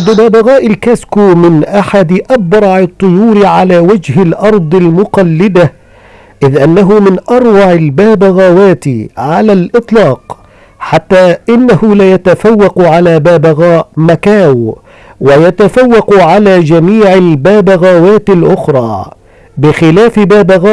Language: Arabic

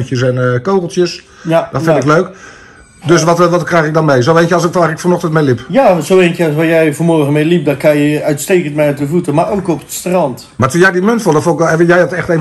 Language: Dutch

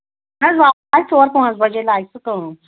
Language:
Kashmiri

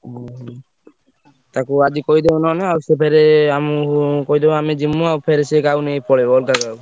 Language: Odia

